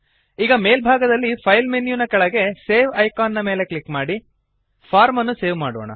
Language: Kannada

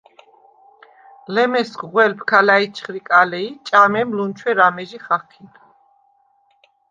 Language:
Svan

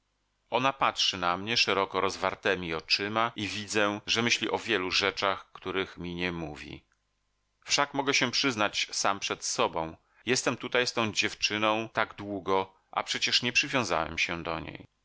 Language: Polish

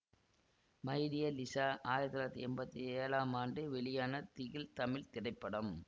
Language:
Tamil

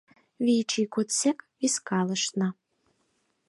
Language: Mari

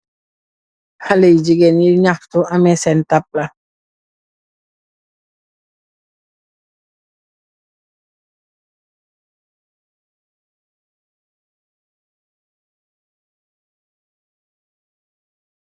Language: Wolof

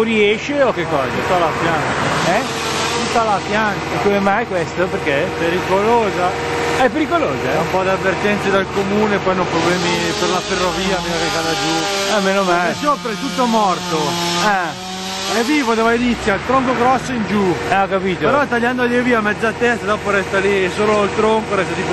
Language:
Italian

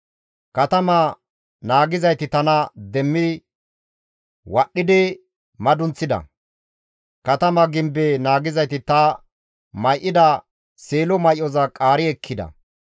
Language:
Gamo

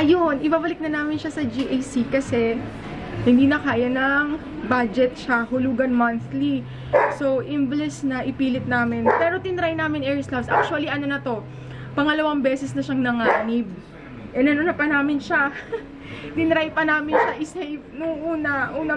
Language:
Filipino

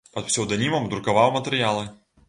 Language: Belarusian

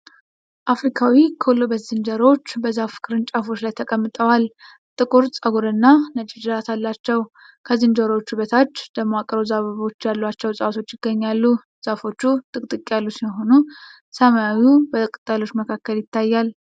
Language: Amharic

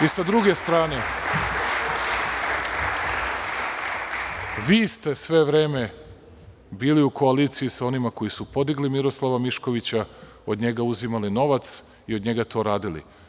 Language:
Serbian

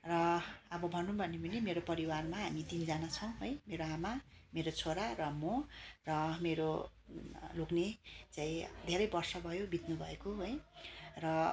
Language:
Nepali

